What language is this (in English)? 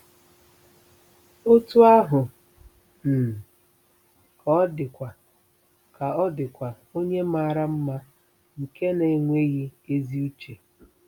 Igbo